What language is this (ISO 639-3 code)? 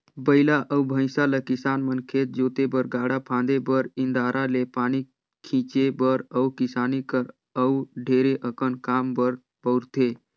hne